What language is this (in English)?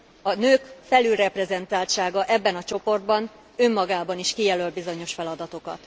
Hungarian